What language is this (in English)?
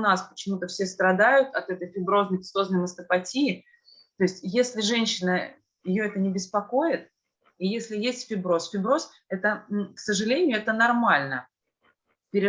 Russian